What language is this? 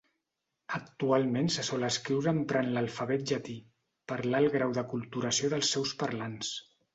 Catalan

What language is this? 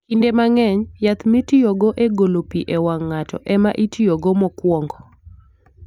Luo (Kenya and Tanzania)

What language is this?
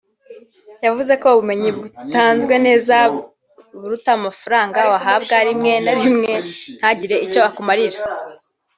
Kinyarwanda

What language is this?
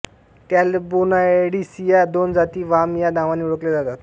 Marathi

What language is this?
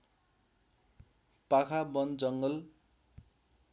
Nepali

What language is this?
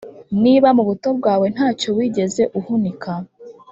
Kinyarwanda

